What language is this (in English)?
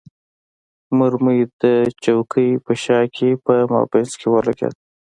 Pashto